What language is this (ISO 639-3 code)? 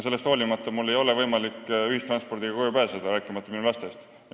est